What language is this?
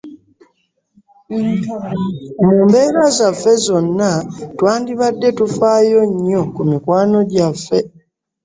Ganda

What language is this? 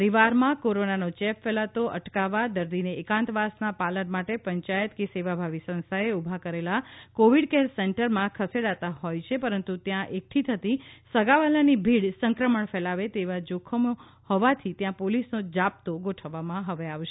Gujarati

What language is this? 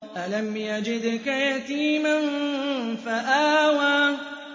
Arabic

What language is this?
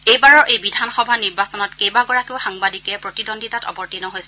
Assamese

